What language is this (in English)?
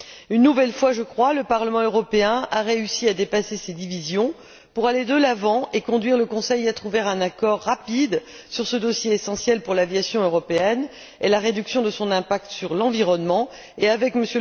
French